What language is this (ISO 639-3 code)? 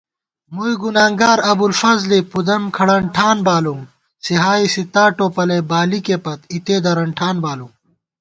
gwt